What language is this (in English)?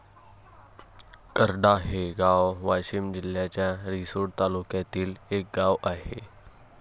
Marathi